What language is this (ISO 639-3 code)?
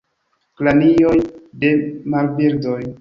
epo